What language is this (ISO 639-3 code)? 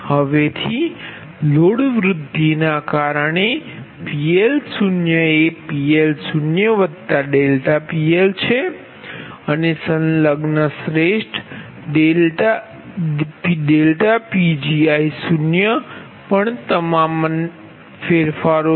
guj